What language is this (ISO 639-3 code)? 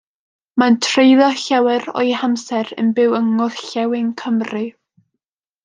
cym